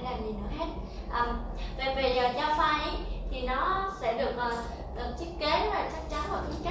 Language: Vietnamese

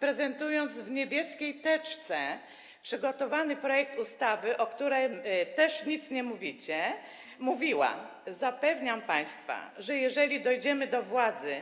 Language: Polish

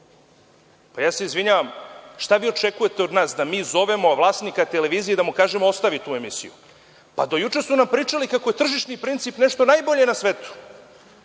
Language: Serbian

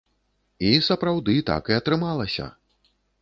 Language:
Belarusian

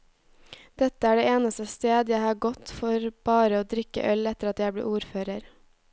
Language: Norwegian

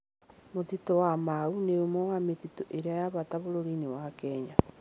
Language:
Kikuyu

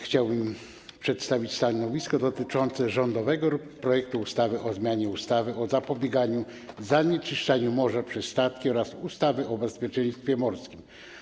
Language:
Polish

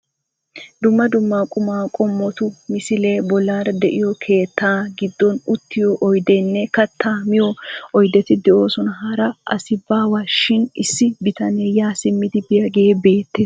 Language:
Wolaytta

